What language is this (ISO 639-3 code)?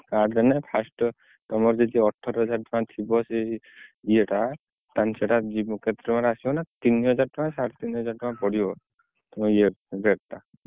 ori